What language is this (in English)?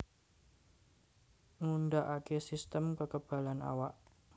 Javanese